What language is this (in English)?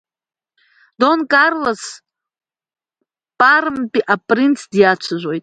Abkhazian